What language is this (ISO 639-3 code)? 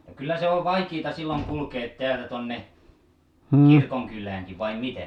fin